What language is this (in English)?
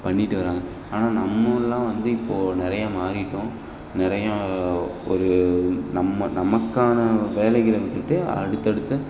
Tamil